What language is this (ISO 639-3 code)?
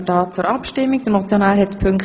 gsw